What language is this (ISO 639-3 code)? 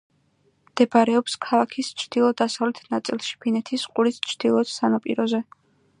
kat